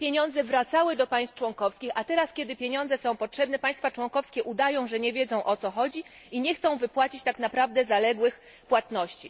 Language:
Polish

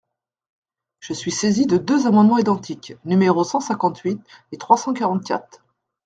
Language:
French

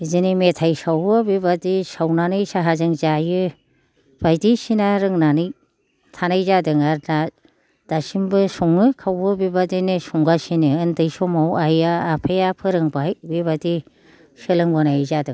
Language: Bodo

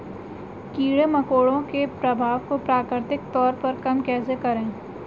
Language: Hindi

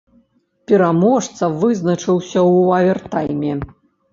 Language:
Belarusian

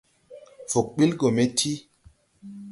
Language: Tupuri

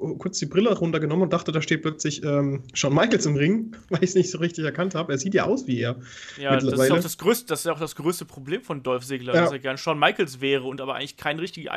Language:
German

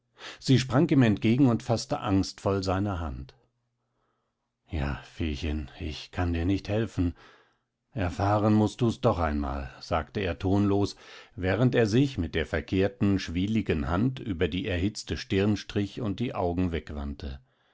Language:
German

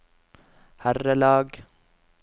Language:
Norwegian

